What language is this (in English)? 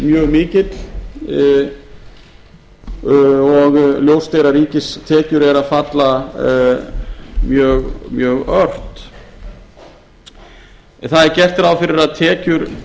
Icelandic